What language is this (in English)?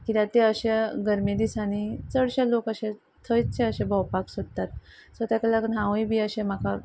Konkani